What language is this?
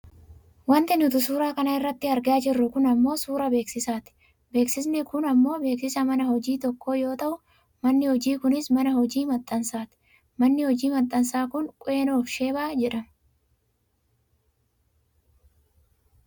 Oromo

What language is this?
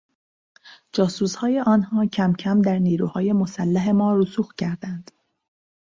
Persian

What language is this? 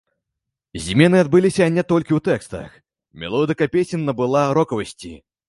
Belarusian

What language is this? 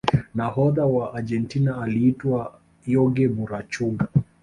Swahili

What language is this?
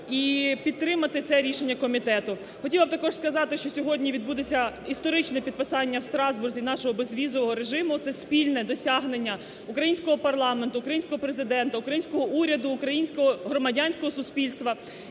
Ukrainian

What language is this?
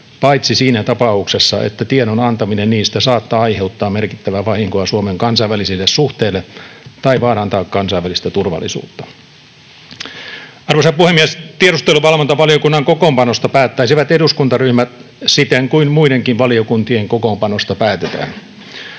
Finnish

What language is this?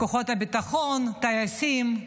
Hebrew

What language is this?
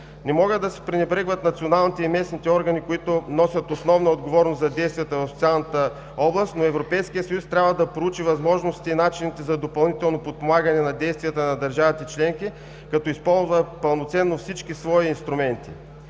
Bulgarian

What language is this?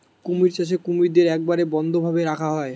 Bangla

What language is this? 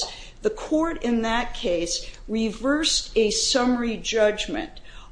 English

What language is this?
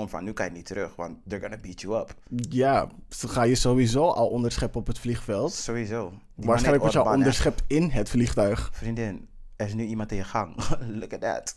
Dutch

